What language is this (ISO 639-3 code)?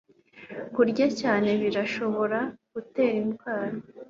kin